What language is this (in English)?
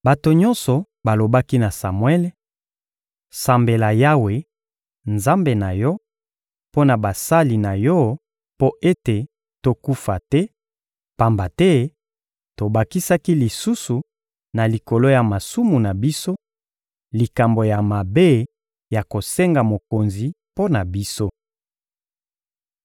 Lingala